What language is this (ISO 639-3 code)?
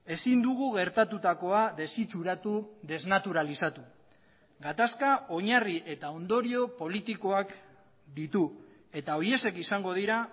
eus